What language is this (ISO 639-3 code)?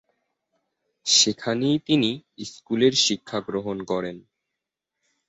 ben